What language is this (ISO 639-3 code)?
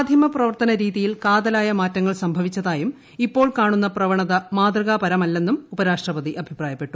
mal